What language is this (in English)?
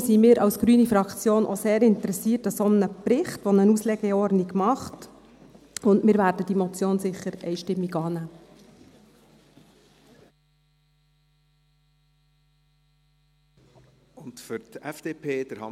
Swiss German